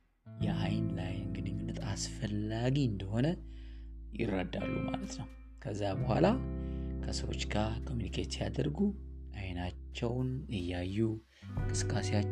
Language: Amharic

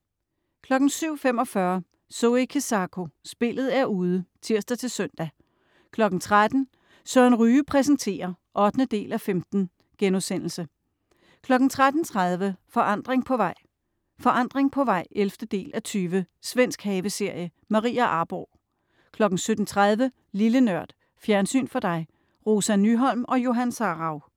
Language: Danish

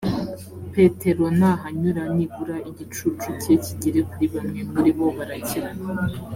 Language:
Kinyarwanda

